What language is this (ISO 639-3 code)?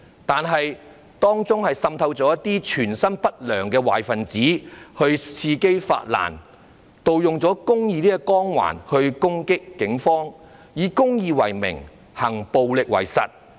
yue